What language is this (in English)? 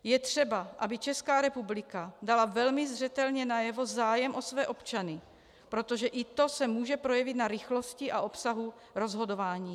Czech